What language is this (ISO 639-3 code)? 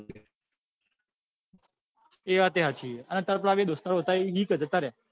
guj